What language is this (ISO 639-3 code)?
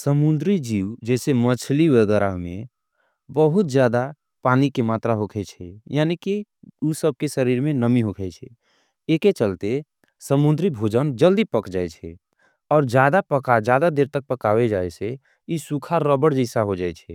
anp